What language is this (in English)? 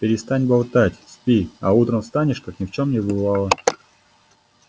Russian